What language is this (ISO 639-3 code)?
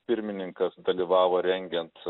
lit